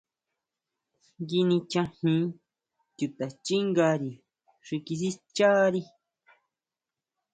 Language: Huautla Mazatec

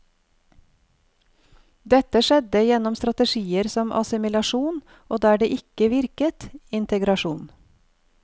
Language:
Norwegian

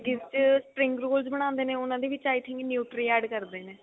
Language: Punjabi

